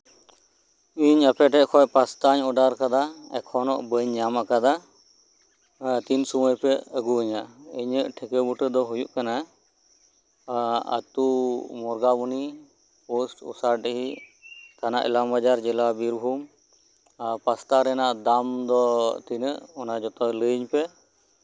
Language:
Santali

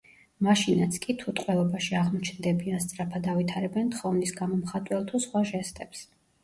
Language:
Georgian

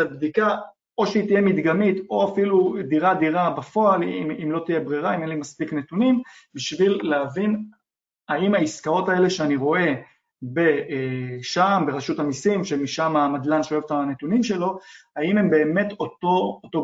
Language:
Hebrew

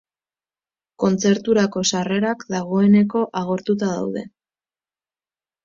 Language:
Basque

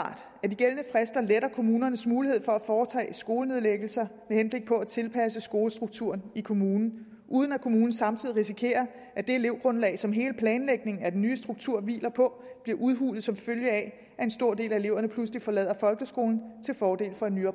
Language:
Danish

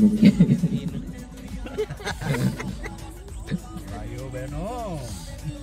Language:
Arabic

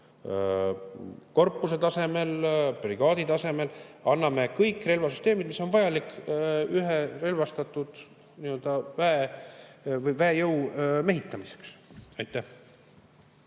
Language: Estonian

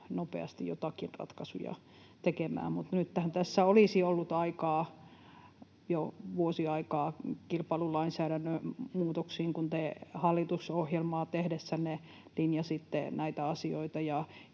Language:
Finnish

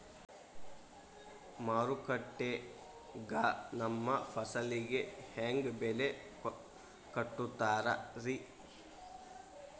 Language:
Kannada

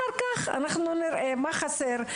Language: Hebrew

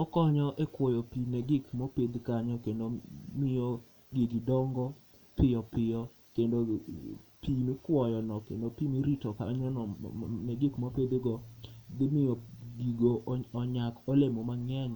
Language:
Luo (Kenya and Tanzania)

